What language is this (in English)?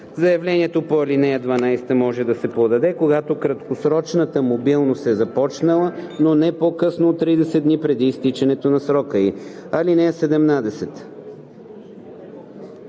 Bulgarian